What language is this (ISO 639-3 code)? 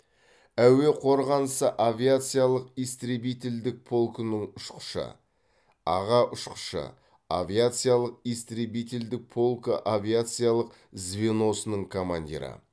kaz